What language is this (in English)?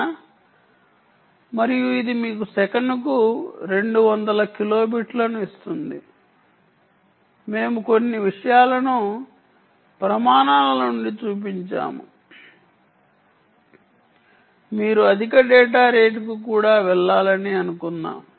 Telugu